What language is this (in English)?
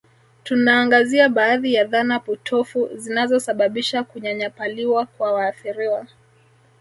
Swahili